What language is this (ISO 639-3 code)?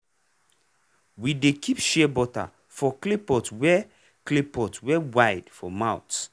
pcm